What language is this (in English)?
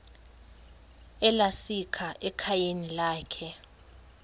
Xhosa